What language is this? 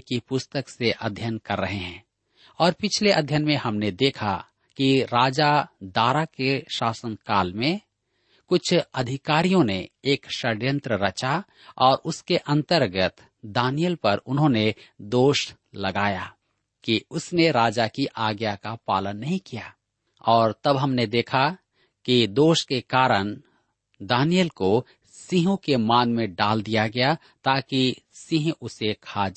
Hindi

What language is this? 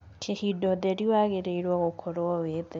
Kikuyu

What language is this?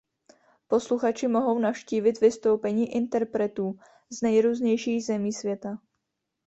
Czech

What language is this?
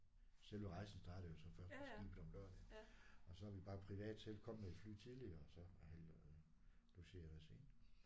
Danish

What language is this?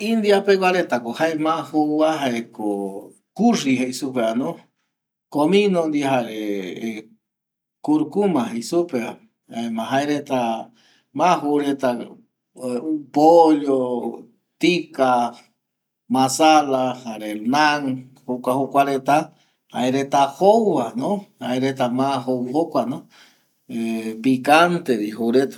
Eastern Bolivian Guaraní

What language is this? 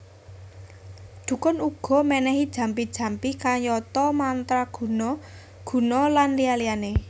Javanese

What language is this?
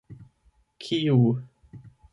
Esperanto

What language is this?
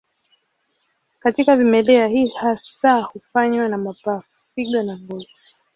Swahili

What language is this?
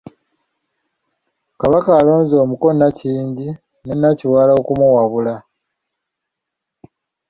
Ganda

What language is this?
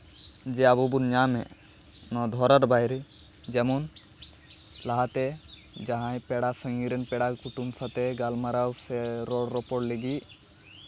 Santali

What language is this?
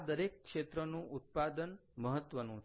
Gujarati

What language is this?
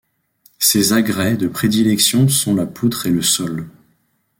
French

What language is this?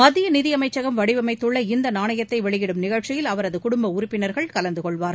Tamil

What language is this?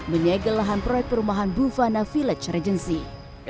Indonesian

